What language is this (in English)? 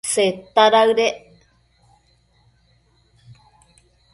Matsés